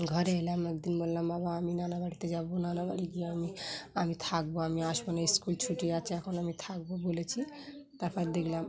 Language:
Bangla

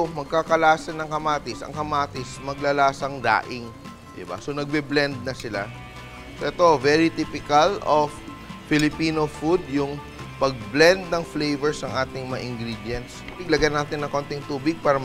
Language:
Filipino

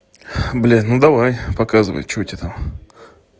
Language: Russian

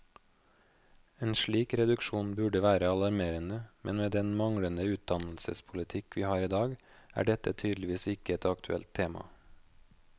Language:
Norwegian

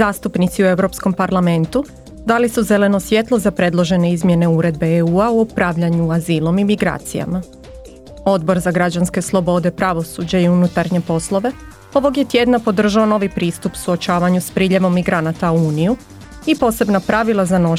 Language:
Croatian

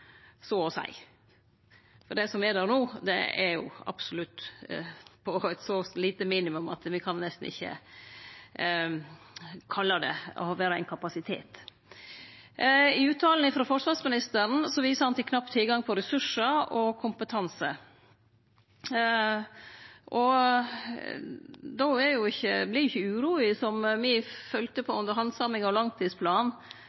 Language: Norwegian Nynorsk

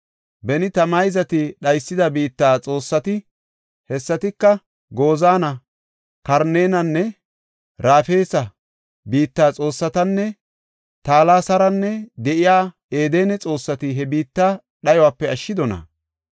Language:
Gofa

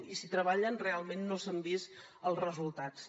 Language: Catalan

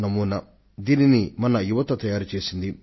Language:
Telugu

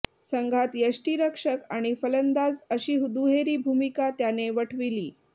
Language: Marathi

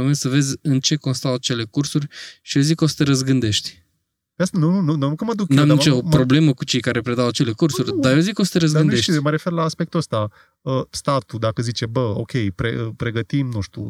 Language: Romanian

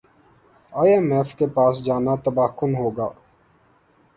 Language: Urdu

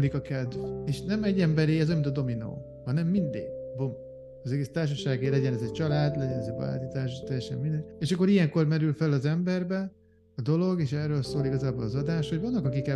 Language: Hungarian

